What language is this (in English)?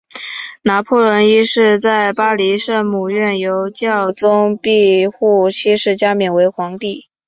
Chinese